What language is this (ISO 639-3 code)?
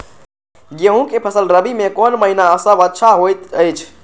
mai